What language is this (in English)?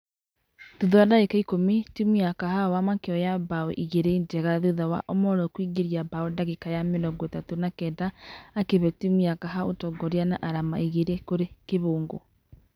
Kikuyu